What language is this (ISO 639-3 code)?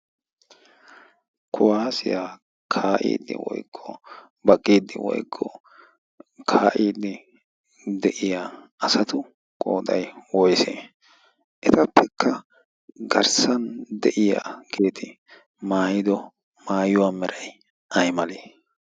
wal